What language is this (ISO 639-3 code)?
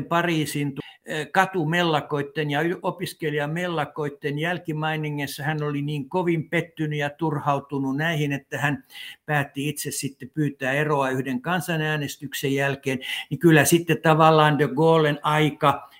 fin